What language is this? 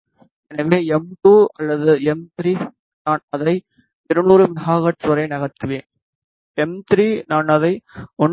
Tamil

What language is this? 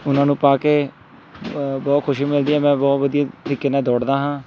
Punjabi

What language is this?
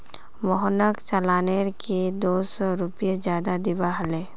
Magahi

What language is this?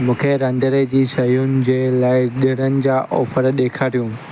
Sindhi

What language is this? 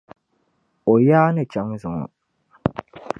Dagbani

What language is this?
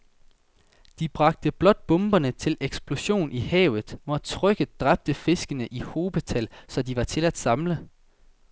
Danish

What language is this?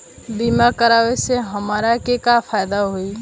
Bhojpuri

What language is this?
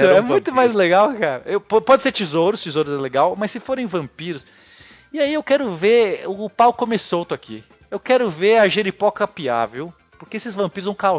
Portuguese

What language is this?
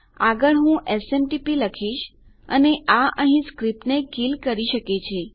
Gujarati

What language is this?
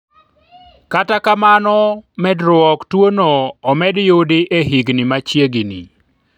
Luo (Kenya and Tanzania)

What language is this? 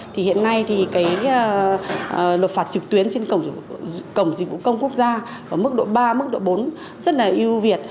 Vietnamese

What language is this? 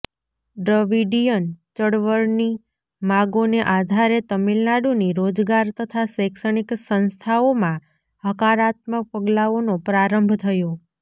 Gujarati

